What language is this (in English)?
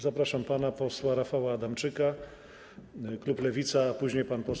Polish